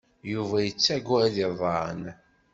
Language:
Kabyle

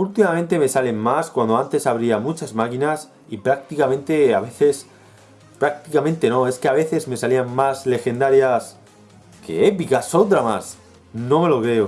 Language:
Spanish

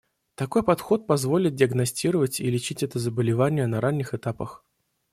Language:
Russian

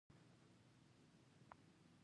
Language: Pashto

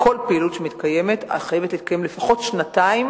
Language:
Hebrew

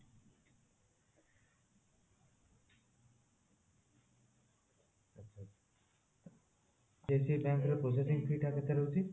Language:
Odia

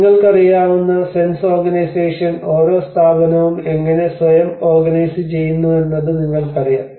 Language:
Malayalam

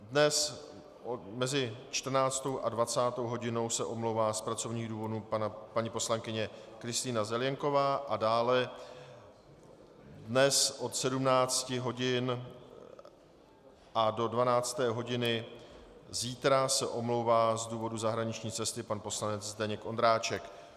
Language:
Czech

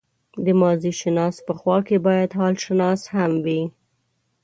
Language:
Pashto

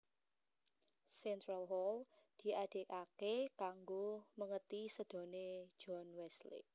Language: Javanese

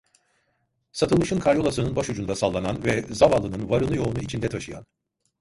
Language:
Turkish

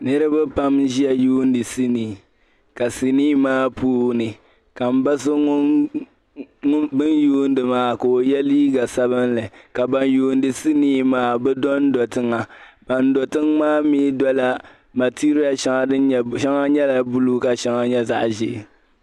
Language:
Dagbani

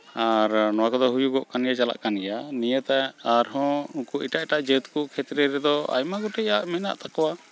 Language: Santali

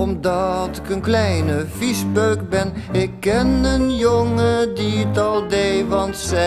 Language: Dutch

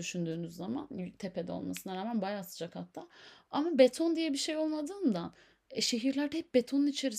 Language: Turkish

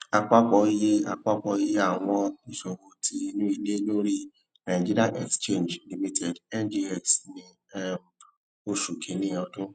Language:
Yoruba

